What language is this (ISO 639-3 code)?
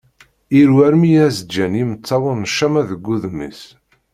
kab